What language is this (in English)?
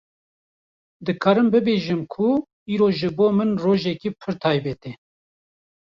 Kurdish